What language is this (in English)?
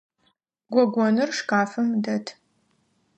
Adyghe